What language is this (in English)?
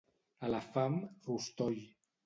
Catalan